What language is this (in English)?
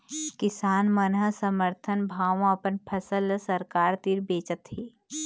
Chhattisgarhi